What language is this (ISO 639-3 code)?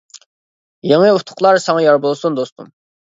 uig